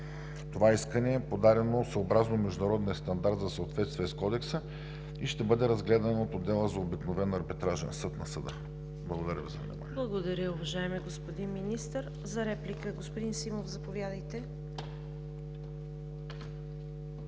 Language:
Bulgarian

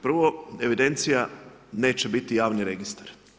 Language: Croatian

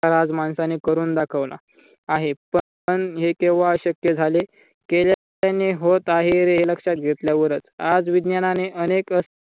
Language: Marathi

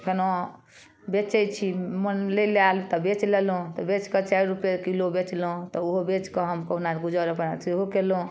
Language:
Maithili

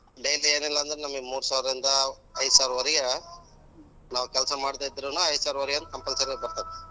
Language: Kannada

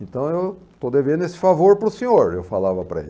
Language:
Portuguese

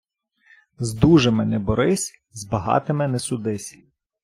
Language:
Ukrainian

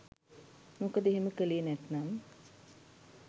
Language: Sinhala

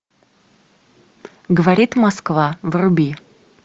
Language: Russian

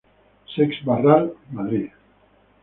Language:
Spanish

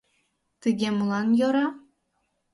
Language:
Mari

